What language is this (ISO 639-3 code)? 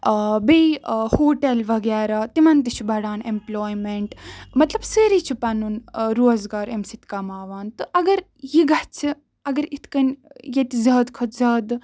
kas